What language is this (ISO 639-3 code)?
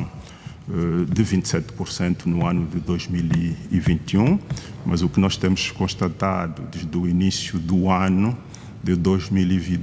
por